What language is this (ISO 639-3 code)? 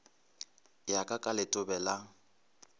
nso